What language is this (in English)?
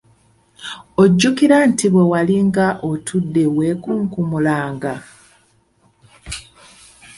Ganda